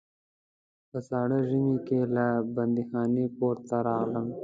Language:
Pashto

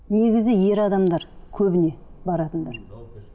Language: Kazakh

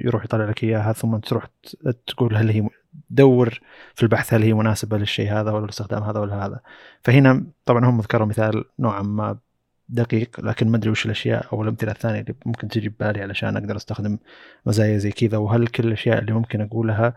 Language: Arabic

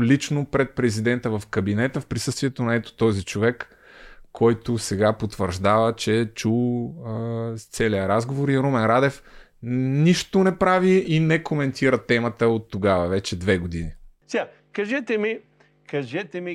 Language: Bulgarian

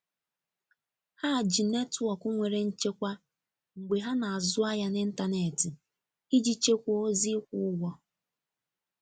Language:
Igbo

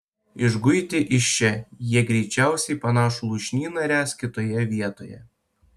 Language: Lithuanian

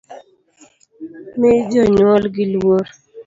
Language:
Luo (Kenya and Tanzania)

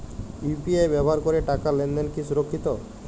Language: Bangla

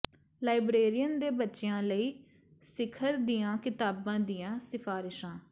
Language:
Punjabi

